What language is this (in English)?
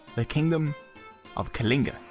English